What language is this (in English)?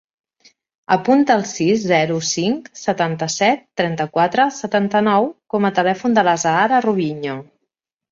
Catalan